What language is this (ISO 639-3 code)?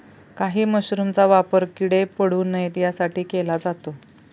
mar